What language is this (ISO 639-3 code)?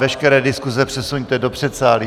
ces